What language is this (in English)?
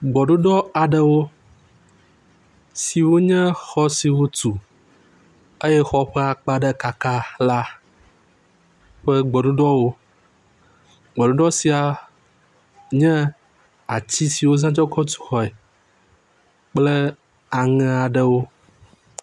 Ewe